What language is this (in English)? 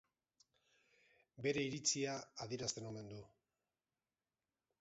Basque